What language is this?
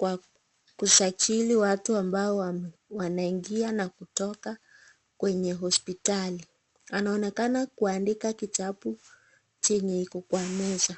Swahili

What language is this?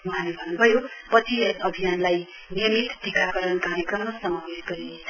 Nepali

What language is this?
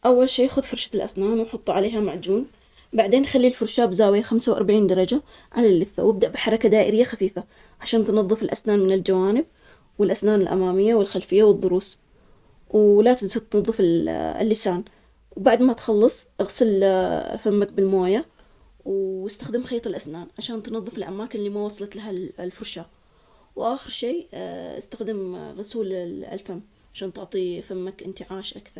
Omani Arabic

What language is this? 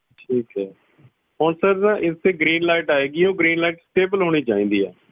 Punjabi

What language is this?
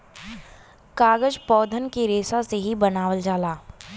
Bhojpuri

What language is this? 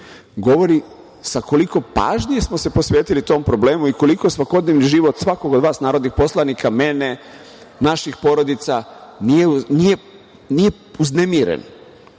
Serbian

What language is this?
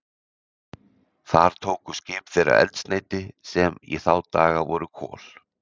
Icelandic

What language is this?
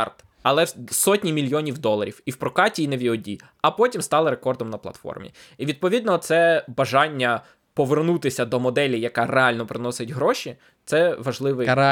Ukrainian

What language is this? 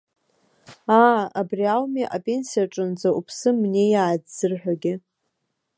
Abkhazian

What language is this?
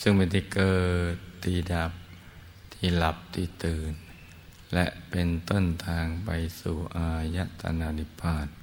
Thai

